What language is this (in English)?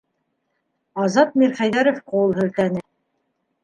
Bashkir